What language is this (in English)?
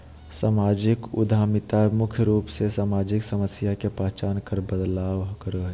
Magahi